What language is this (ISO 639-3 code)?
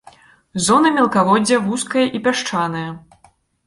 bel